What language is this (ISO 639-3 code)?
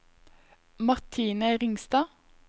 nor